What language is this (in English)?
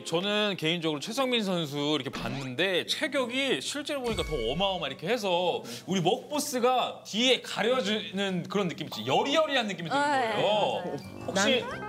Korean